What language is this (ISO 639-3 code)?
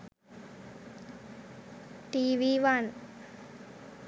sin